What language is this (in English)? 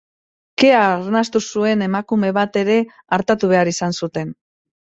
Basque